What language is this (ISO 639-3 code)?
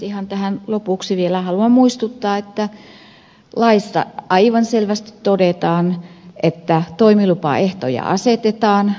fin